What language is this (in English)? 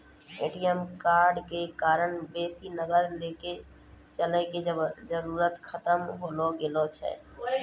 Maithili